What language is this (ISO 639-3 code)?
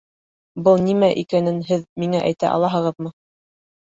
bak